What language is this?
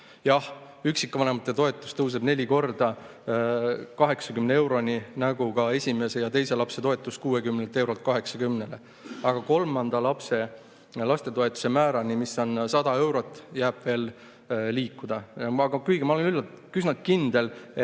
Estonian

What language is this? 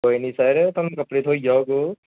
Dogri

